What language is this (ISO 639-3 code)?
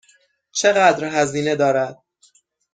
fas